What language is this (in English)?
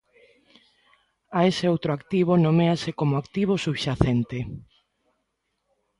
Galician